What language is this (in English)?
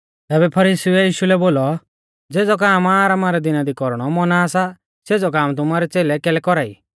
Mahasu Pahari